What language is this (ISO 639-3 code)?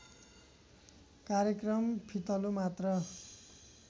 nep